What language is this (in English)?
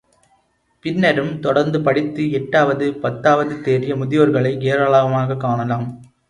Tamil